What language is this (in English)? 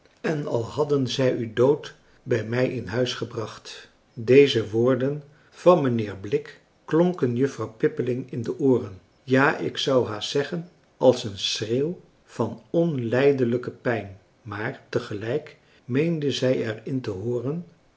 Dutch